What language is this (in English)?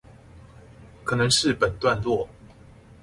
Chinese